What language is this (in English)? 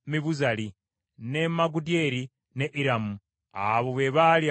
Ganda